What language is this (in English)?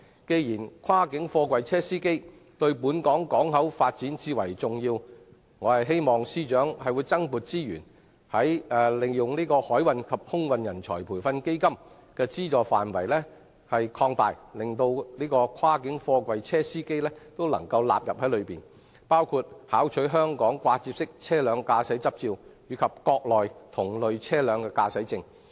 Cantonese